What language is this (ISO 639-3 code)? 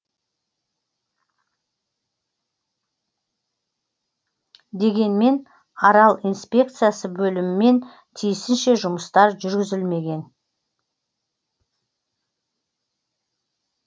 kaz